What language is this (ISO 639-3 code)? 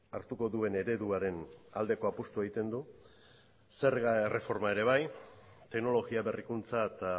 eus